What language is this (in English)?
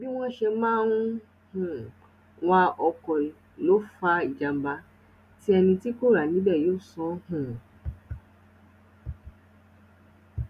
Yoruba